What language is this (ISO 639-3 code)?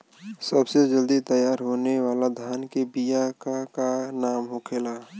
bho